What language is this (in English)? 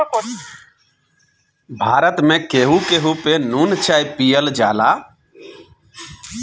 Bhojpuri